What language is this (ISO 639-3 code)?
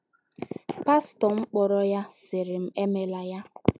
ibo